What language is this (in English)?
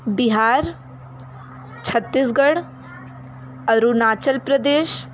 Hindi